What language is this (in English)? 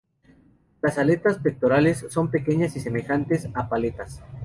Spanish